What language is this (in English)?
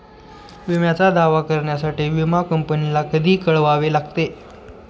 Marathi